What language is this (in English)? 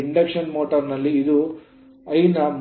Kannada